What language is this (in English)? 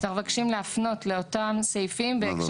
Hebrew